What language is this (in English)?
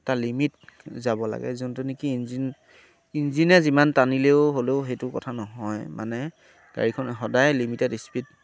Assamese